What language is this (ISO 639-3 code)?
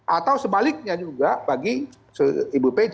ind